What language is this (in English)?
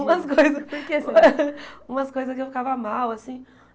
Portuguese